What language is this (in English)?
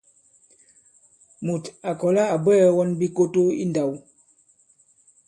Bankon